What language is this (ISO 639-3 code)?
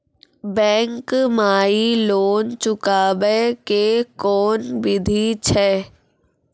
mai